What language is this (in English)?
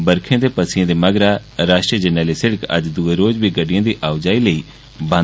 Dogri